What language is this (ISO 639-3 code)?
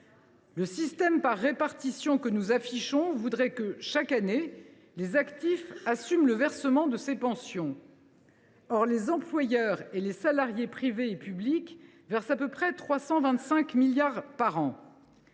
fra